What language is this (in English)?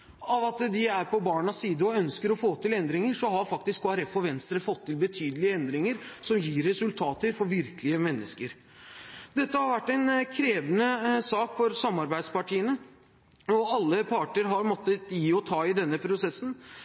Norwegian Bokmål